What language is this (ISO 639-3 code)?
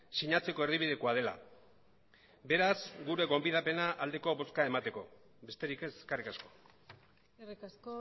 eus